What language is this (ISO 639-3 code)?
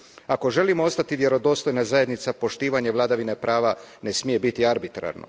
hrv